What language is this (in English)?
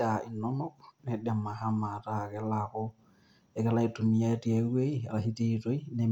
Masai